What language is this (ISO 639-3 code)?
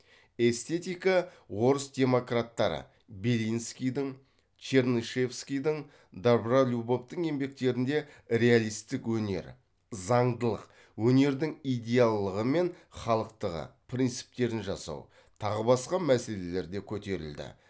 kaz